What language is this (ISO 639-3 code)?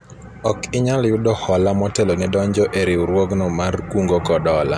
luo